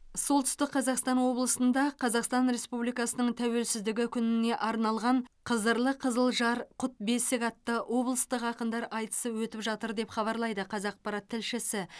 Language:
Kazakh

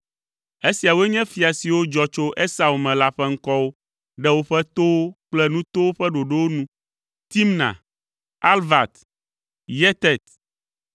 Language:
Ewe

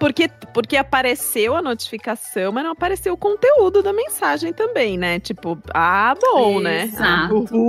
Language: Portuguese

